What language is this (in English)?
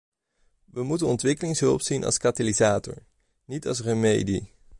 Dutch